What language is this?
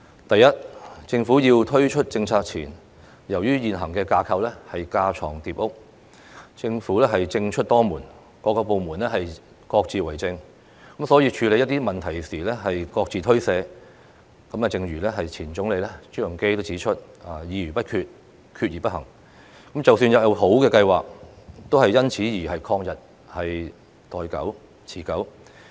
Cantonese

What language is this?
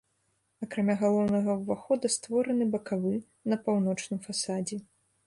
Belarusian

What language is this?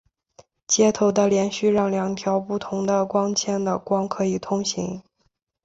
Chinese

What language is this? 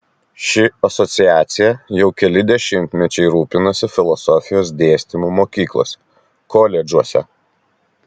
Lithuanian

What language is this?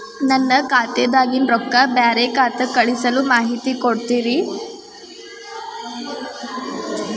Kannada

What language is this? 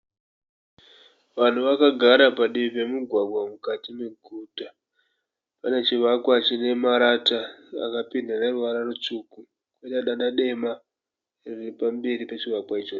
Shona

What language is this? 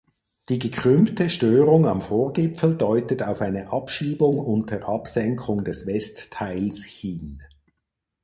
German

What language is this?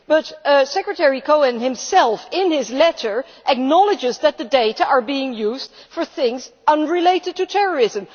English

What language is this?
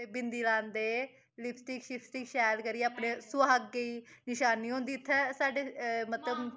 Dogri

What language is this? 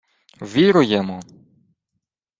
Ukrainian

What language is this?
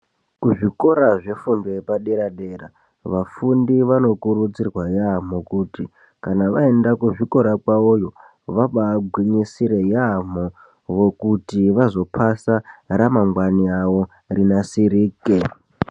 Ndau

